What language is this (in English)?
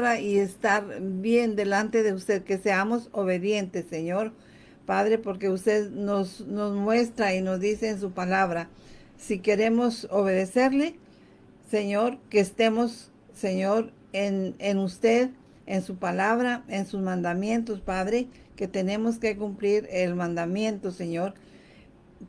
Spanish